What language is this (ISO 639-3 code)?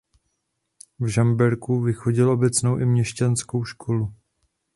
ces